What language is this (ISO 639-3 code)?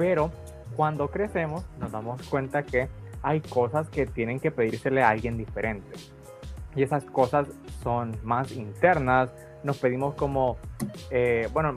spa